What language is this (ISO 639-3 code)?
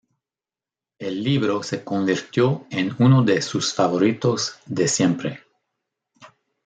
spa